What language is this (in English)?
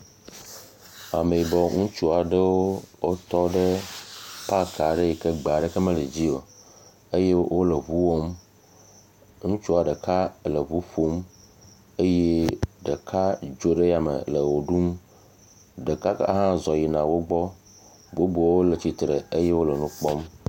Ewe